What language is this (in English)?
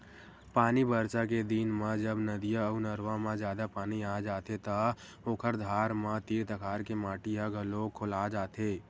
Chhattisgarhi